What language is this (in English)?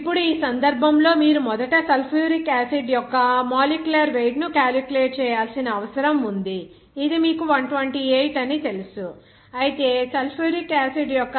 Telugu